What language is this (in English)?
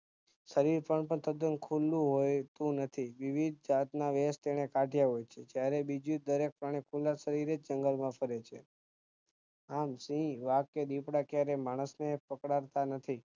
Gujarati